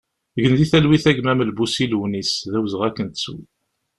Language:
Kabyle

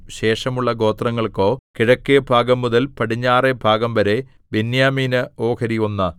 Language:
Malayalam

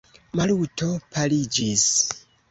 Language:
Esperanto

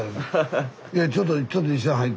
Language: Japanese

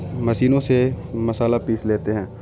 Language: Urdu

